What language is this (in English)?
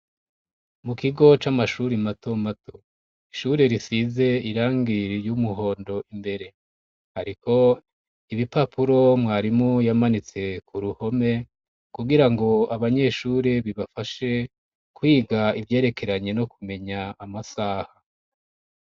Rundi